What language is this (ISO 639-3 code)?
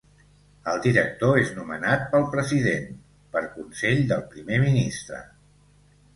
cat